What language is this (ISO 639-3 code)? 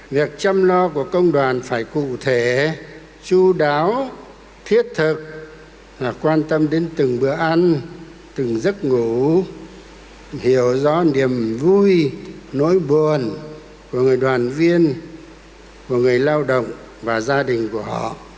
vie